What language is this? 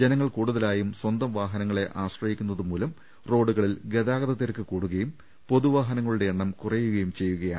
Malayalam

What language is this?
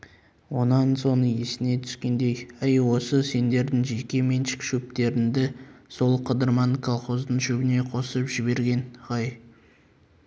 Kazakh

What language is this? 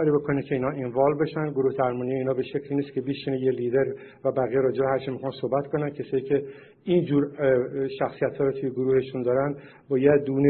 Persian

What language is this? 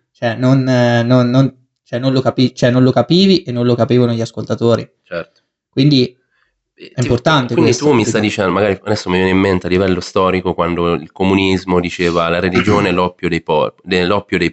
Italian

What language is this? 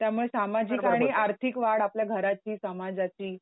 Marathi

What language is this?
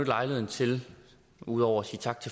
Danish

